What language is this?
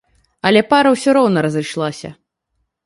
Belarusian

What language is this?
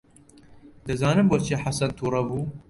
Central Kurdish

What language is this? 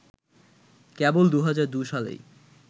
Bangla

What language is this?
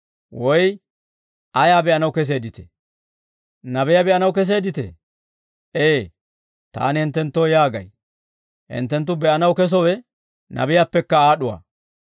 Dawro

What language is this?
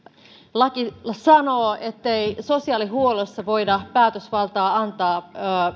Finnish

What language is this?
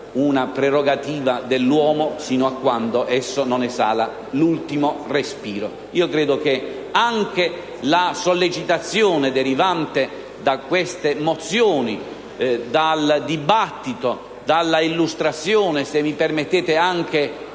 Italian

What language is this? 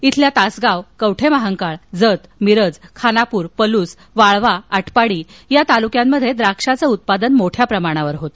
Marathi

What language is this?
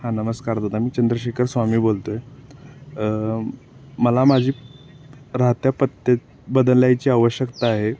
Marathi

